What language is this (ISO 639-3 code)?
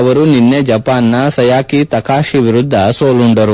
kan